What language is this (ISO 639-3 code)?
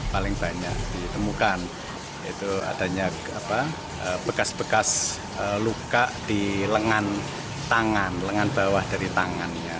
ind